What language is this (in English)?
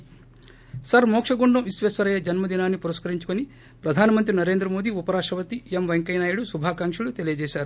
Telugu